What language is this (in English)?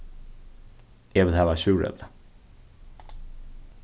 Faroese